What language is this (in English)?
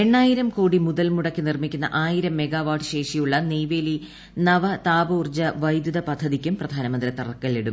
Malayalam